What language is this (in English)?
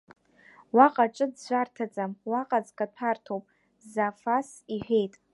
Abkhazian